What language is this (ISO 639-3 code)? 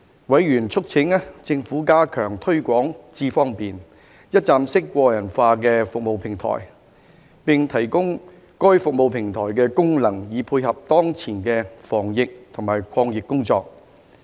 yue